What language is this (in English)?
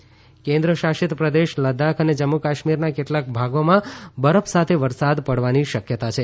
Gujarati